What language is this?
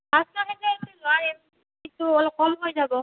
Assamese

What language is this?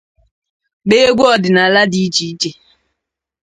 Igbo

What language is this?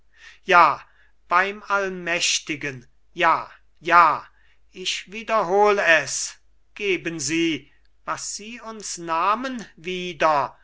German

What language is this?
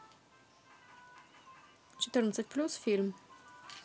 Russian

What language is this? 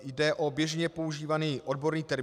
Czech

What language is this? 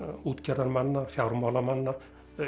Icelandic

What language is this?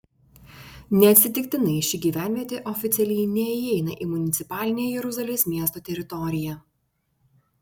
Lithuanian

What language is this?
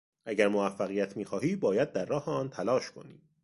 Persian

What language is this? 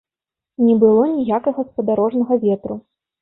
Belarusian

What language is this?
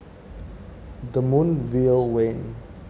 Javanese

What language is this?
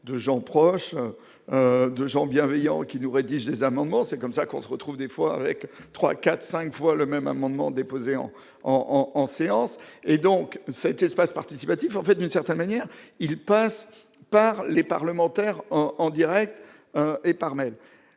French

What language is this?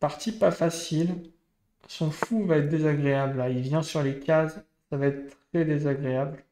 French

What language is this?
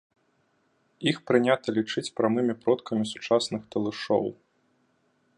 Belarusian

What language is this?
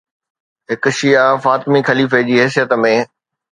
Sindhi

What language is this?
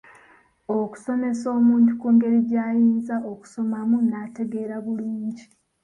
Ganda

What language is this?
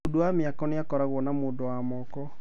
Kikuyu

